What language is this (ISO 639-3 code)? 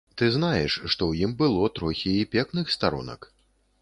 bel